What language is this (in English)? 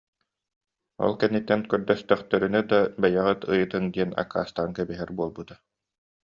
Yakut